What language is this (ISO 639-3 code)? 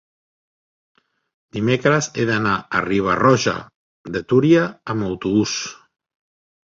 cat